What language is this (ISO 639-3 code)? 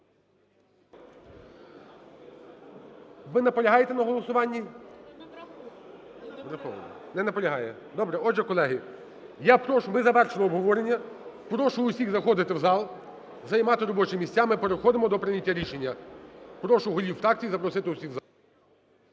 ukr